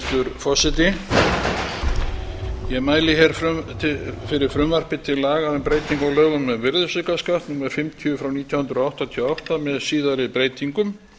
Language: Icelandic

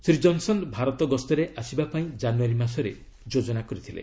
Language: Odia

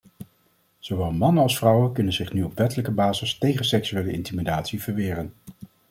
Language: Dutch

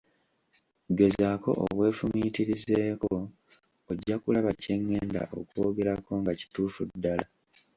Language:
Ganda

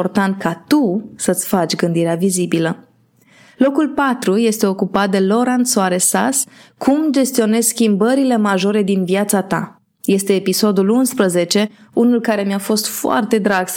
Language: Romanian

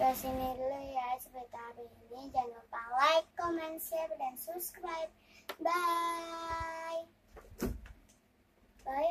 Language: Indonesian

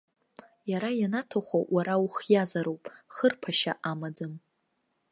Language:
Abkhazian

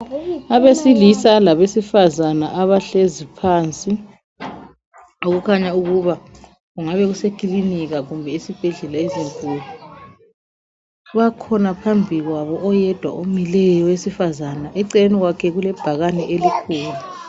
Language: North Ndebele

